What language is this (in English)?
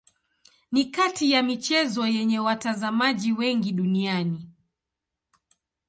Swahili